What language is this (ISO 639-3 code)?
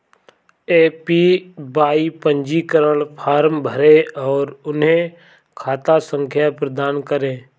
hin